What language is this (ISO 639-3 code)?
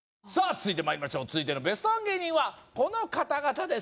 jpn